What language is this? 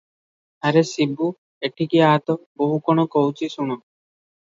Odia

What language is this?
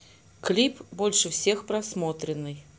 Russian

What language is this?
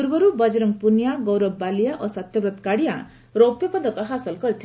Odia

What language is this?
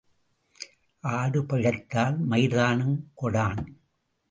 Tamil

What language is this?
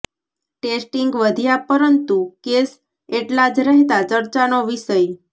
Gujarati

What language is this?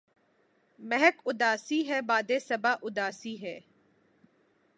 Urdu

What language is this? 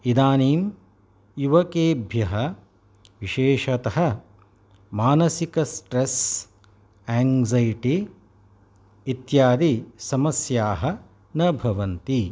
Sanskrit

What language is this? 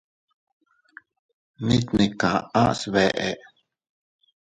Teutila Cuicatec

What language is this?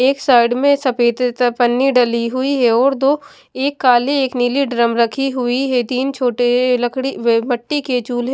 Hindi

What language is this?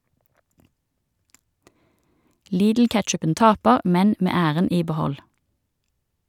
Norwegian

